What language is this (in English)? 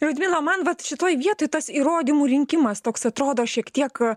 Lithuanian